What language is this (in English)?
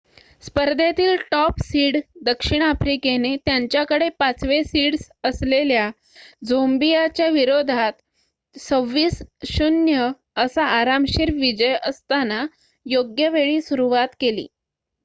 Marathi